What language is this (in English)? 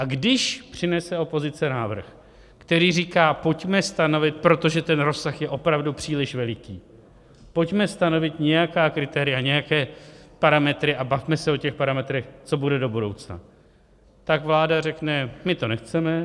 Czech